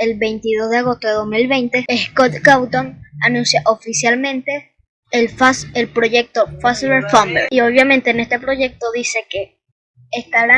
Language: Spanish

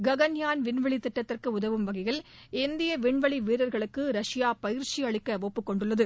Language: Tamil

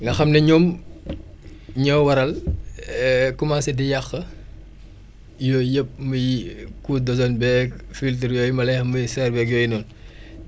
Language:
Wolof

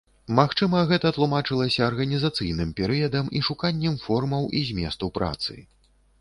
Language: Belarusian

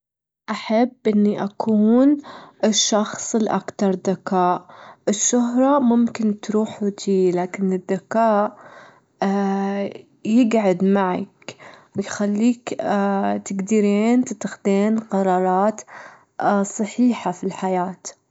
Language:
Gulf Arabic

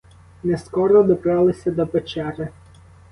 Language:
Ukrainian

